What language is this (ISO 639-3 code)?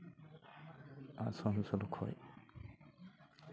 sat